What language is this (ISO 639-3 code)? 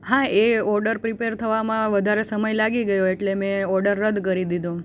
guj